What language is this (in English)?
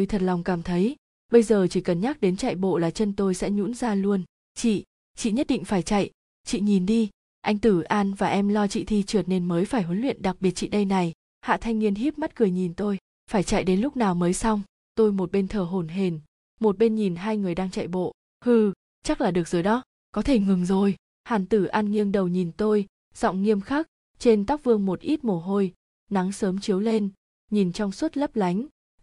Vietnamese